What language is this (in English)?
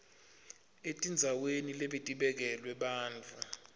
Swati